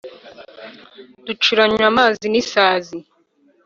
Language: Kinyarwanda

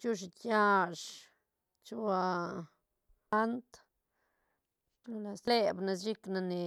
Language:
Santa Catarina Albarradas Zapotec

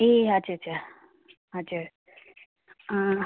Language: Nepali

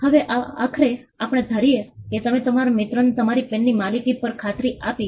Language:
Gujarati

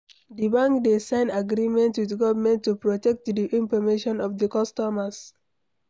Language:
Nigerian Pidgin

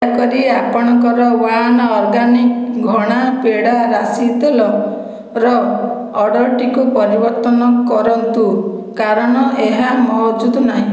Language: Odia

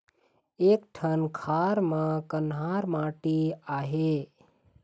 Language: Chhattisgarhi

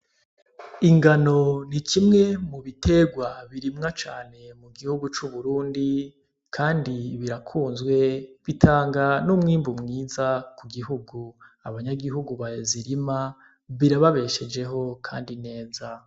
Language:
Rundi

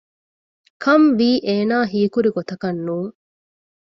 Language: Divehi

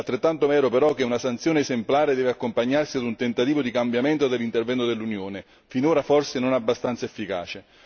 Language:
Italian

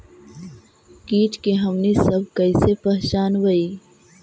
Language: Magahi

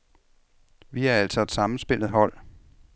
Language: Danish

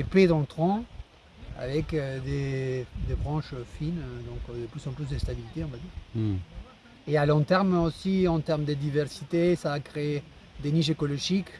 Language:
French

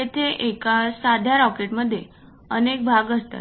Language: Marathi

